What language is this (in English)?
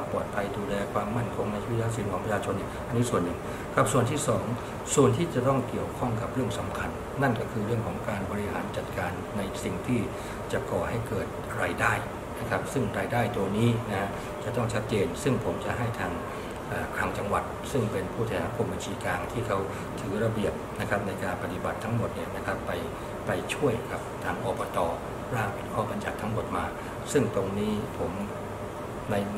Thai